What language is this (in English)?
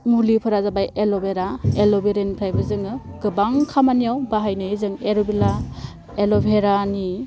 Bodo